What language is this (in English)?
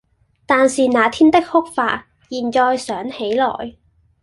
Cantonese